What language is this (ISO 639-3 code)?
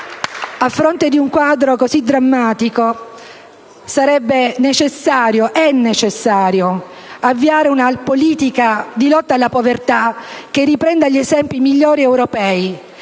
ita